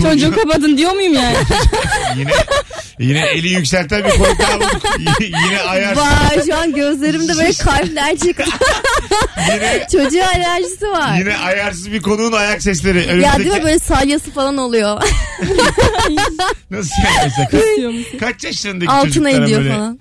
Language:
Turkish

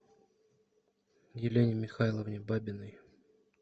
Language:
Russian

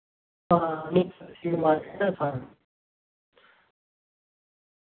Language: Dogri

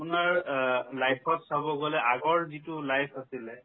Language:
Assamese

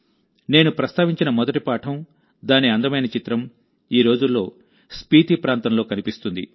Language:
Telugu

